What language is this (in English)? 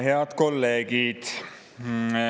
Estonian